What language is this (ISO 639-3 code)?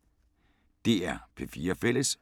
dan